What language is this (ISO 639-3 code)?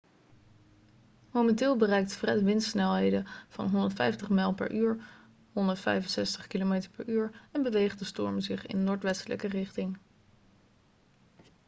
nld